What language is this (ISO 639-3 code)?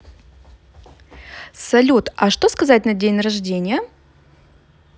rus